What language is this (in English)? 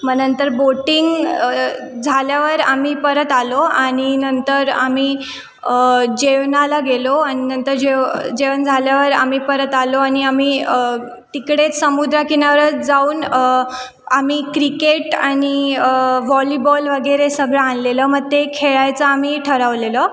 Marathi